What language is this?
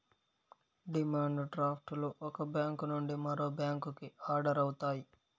Telugu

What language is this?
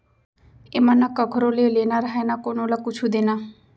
Chhattisgarhi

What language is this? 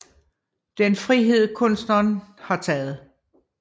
Danish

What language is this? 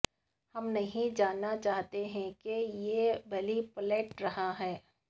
Urdu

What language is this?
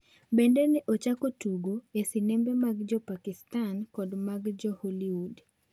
Luo (Kenya and Tanzania)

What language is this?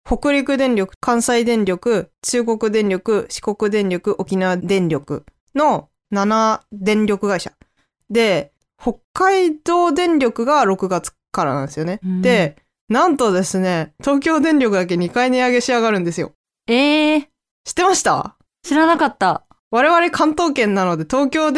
Japanese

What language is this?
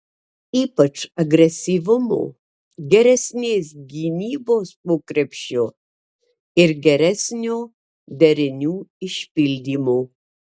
Lithuanian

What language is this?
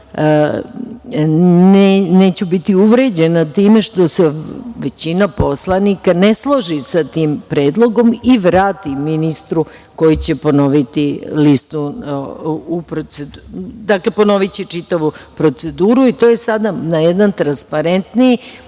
Serbian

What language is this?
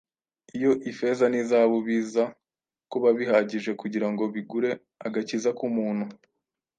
Kinyarwanda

